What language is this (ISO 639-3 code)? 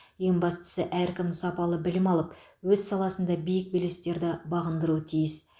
kaz